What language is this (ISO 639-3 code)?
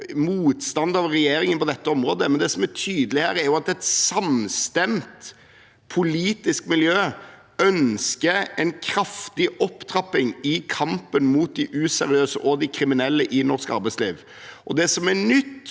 nor